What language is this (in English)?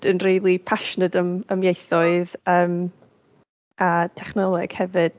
Welsh